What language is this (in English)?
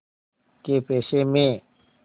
Hindi